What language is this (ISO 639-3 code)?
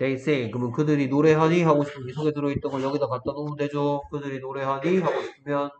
kor